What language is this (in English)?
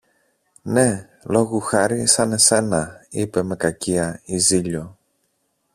Greek